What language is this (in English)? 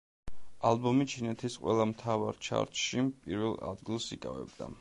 Georgian